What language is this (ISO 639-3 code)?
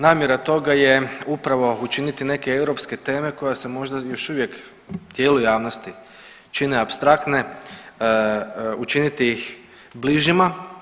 hrv